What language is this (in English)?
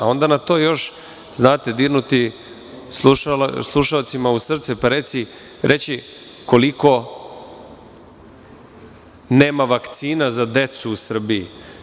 Serbian